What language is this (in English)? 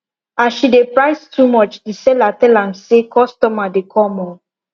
Nigerian Pidgin